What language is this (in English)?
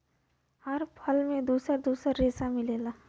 Bhojpuri